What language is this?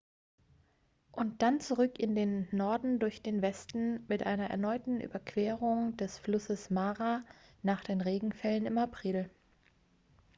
German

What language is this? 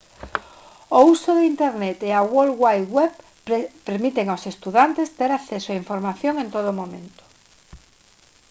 Galician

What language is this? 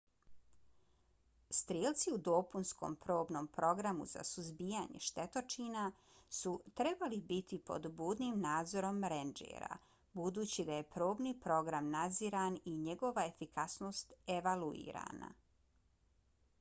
Bosnian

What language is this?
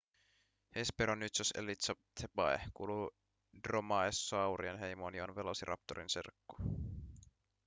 Finnish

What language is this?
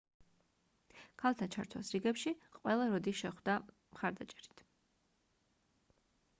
Georgian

